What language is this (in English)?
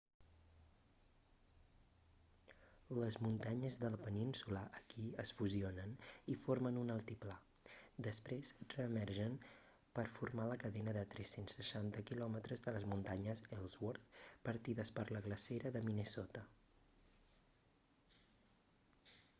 Catalan